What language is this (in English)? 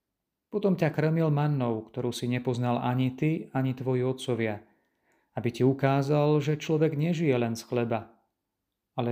Slovak